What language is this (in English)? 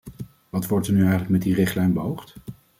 Dutch